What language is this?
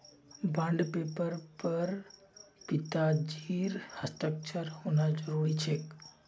Magahi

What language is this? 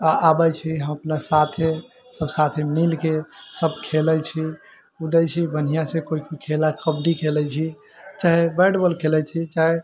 Maithili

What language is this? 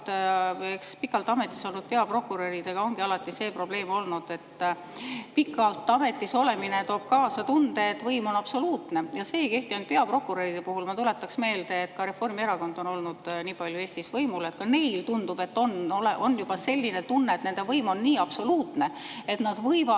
Estonian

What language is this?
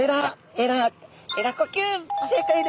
Japanese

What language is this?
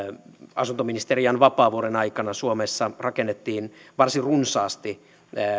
Finnish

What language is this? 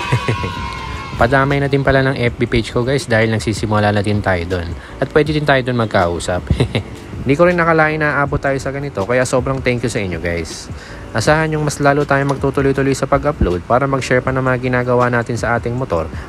Filipino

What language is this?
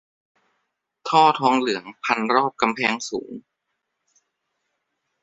Thai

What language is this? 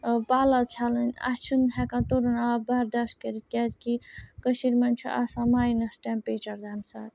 Kashmiri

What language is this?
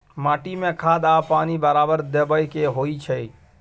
Maithili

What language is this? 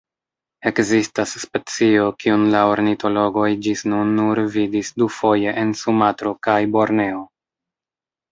Esperanto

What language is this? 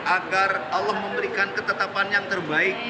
Indonesian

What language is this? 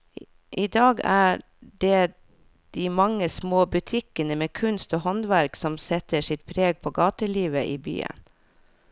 Norwegian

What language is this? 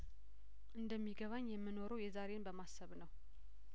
Amharic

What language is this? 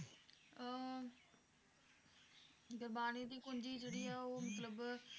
Punjabi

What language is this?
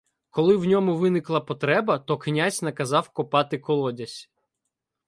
Ukrainian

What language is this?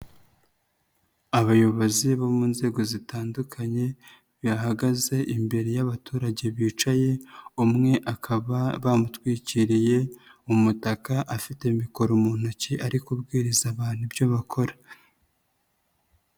Kinyarwanda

